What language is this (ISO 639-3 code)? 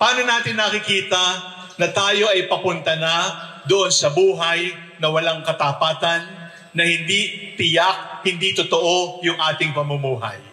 fil